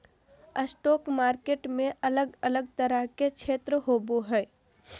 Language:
Magahi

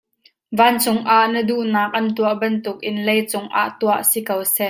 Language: Hakha Chin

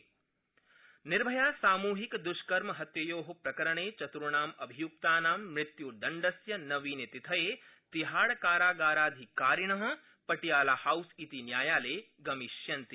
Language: Sanskrit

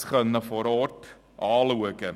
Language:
Swiss German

